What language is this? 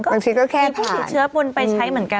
Thai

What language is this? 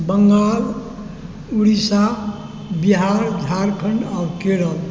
Maithili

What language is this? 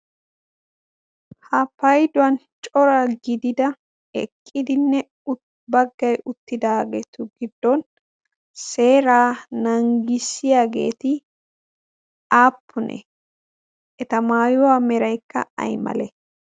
Wolaytta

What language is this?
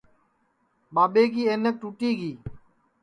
Sansi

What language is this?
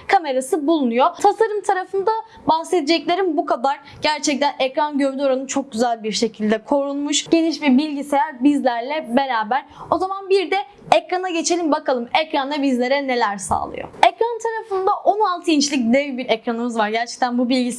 Turkish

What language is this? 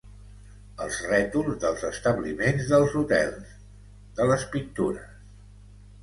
Catalan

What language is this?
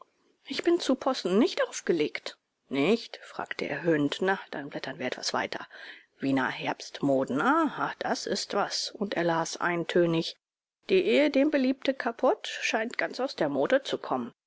German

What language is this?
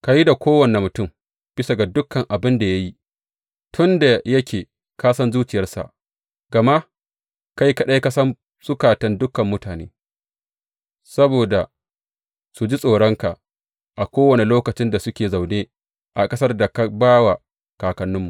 Hausa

